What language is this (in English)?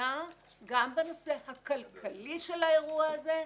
Hebrew